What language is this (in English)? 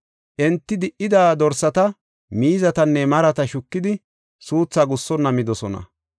Gofa